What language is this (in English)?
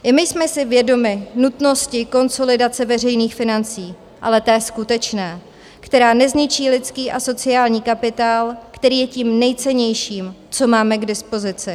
Czech